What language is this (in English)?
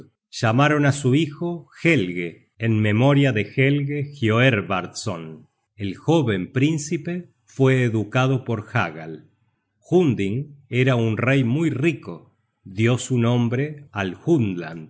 Spanish